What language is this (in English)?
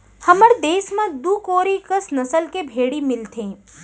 Chhattisgarhi